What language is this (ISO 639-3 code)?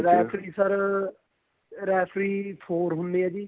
pan